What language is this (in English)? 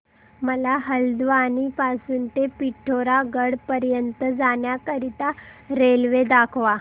Marathi